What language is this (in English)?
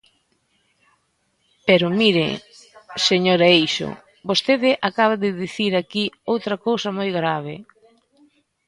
Galician